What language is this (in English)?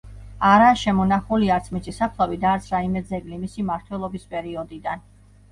Georgian